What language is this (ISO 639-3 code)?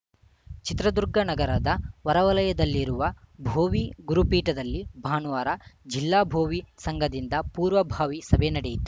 kan